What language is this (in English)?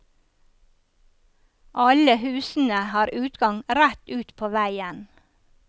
Norwegian